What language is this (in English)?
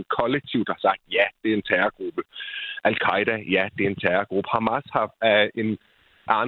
Danish